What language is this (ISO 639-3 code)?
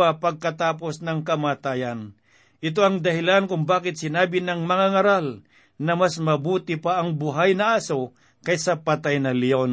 fil